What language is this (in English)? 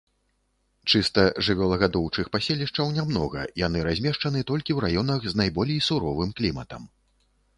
Belarusian